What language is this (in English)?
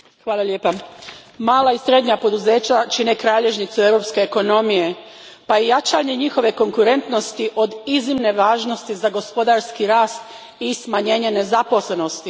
Croatian